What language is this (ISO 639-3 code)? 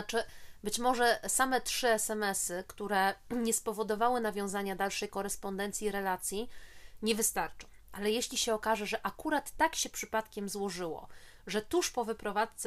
pol